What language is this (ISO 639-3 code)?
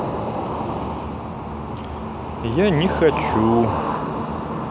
rus